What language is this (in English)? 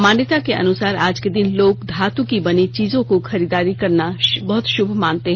Hindi